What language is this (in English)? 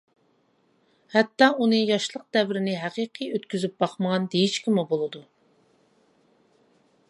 Uyghur